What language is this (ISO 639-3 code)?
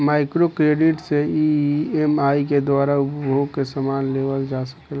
bho